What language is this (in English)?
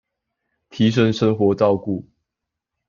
Chinese